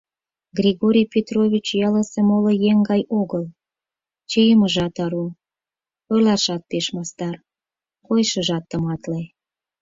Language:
Mari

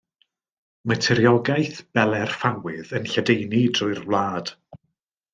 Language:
Welsh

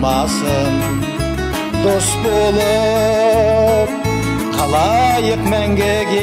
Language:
Russian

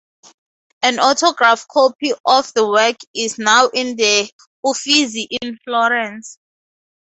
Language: English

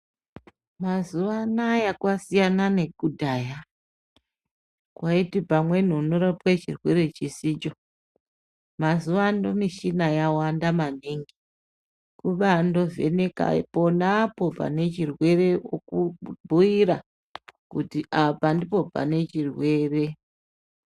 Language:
Ndau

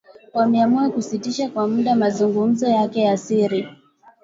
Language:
Swahili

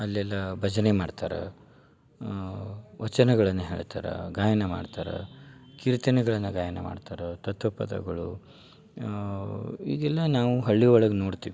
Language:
Kannada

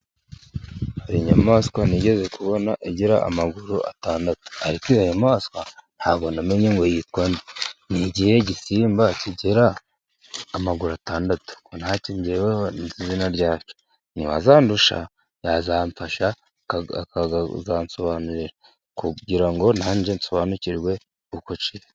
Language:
Kinyarwanda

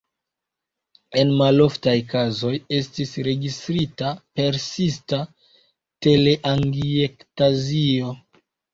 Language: Esperanto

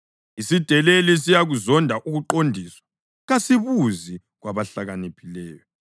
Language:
North Ndebele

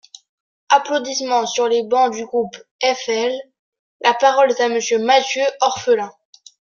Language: French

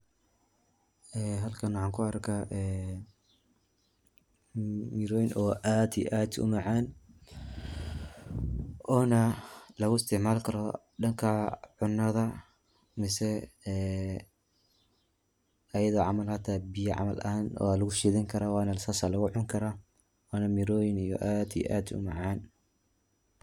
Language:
Somali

